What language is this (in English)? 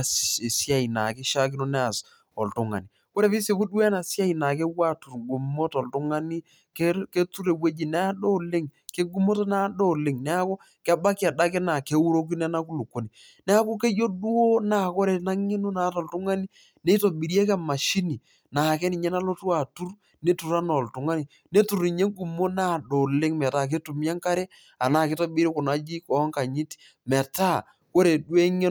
Masai